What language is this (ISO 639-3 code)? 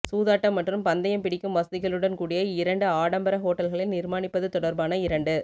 tam